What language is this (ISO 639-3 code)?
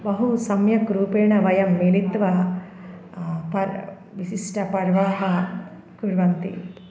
san